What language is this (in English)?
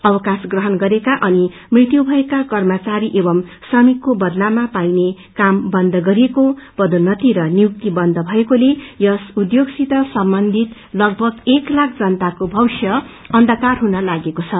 Nepali